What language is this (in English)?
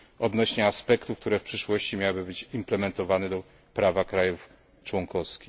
Polish